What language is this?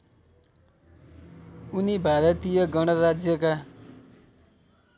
Nepali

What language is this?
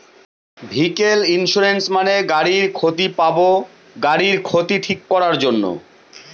Bangla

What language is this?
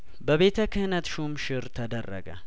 Amharic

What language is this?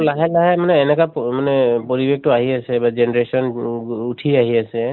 Assamese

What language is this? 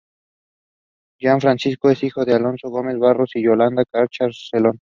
Spanish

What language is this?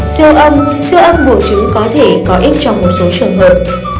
Vietnamese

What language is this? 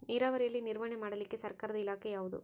Kannada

